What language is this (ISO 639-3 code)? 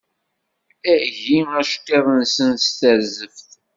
kab